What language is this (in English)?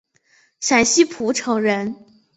Chinese